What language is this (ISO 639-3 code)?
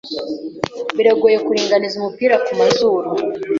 kin